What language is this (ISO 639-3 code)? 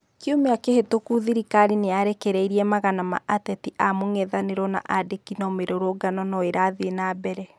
kik